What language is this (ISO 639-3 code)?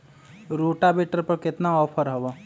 mag